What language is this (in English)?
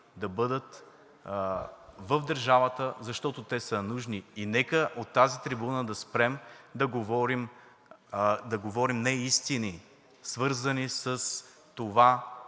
Bulgarian